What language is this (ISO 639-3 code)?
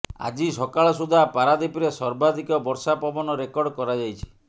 ori